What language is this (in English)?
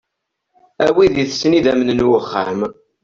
Kabyle